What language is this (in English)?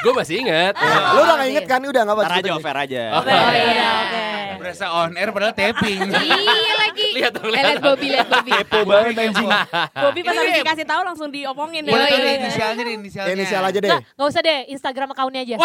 Indonesian